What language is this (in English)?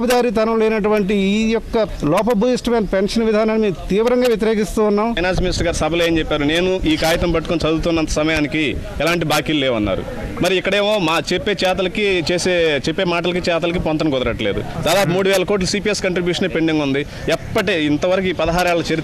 Romanian